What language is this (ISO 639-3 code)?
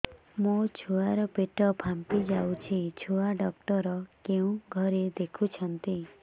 ori